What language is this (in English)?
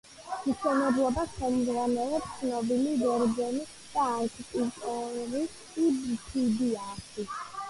Georgian